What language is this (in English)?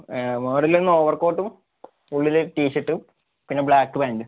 Malayalam